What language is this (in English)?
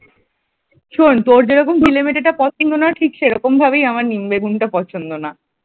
Bangla